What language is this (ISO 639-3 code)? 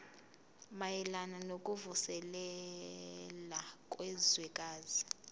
zul